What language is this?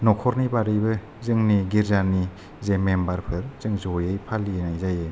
Bodo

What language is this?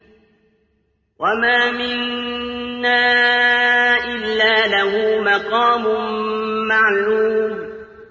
Arabic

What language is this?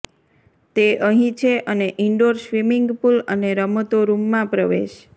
Gujarati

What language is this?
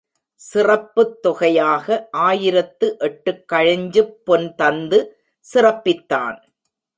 Tamil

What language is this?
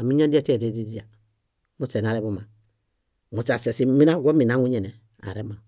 Bayot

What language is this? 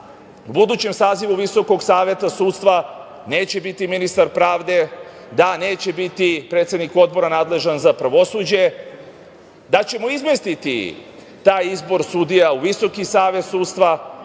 Serbian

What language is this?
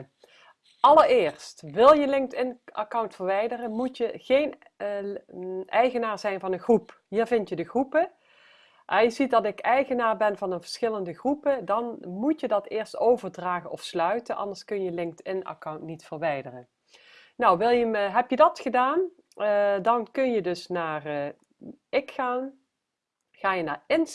Dutch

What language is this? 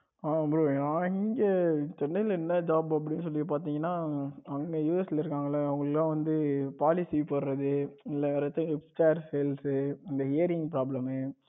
Tamil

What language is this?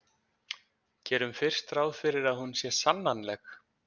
Icelandic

